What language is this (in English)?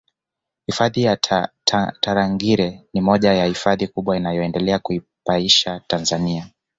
Swahili